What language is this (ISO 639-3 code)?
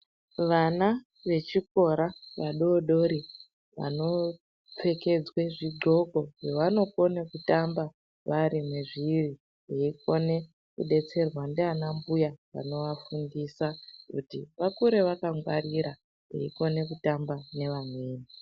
ndc